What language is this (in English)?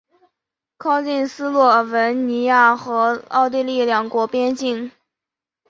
Chinese